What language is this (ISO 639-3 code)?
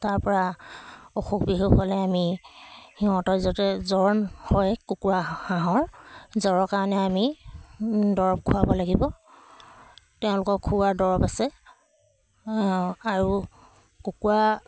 asm